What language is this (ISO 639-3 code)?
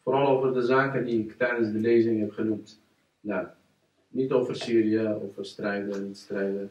nld